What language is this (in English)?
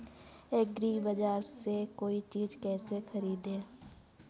Hindi